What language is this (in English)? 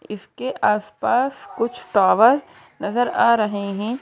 Hindi